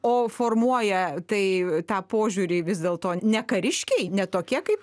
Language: Lithuanian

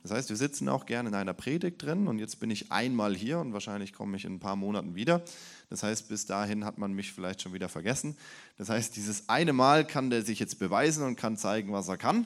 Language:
German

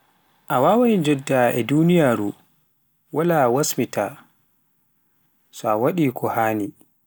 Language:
Pular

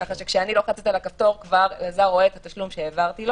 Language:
Hebrew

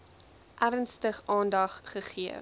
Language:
Afrikaans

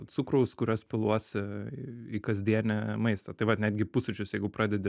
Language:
Lithuanian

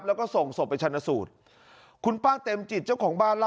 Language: Thai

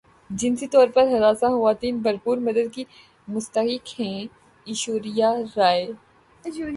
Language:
Urdu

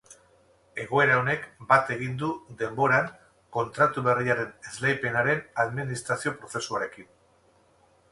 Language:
Basque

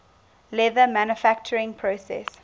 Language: English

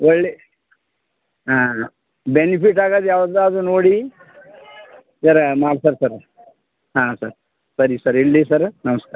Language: Kannada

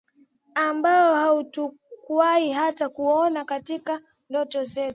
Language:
Swahili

